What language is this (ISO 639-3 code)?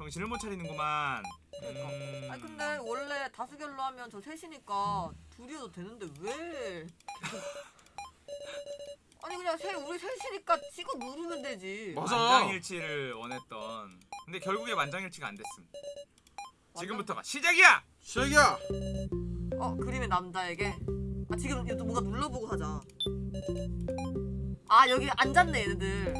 kor